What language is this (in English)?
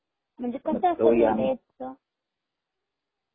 Marathi